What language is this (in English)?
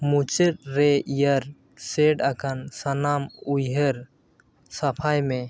Santali